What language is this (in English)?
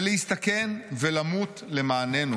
Hebrew